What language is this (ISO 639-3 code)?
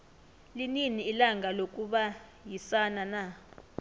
nbl